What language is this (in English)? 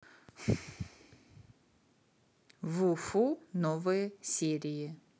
Russian